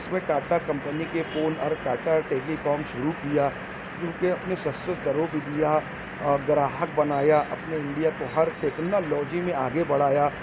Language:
Urdu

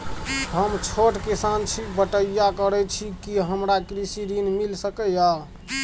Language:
Maithili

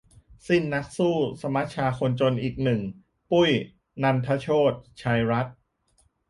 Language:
Thai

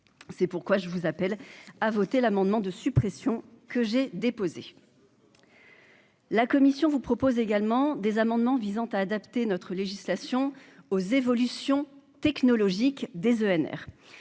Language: French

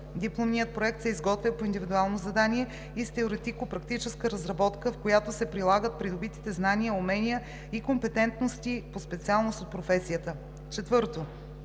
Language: Bulgarian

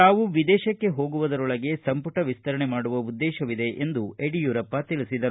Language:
Kannada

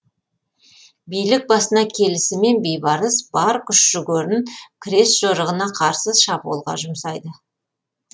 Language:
Kazakh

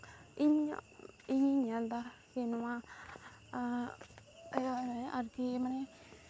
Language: Santali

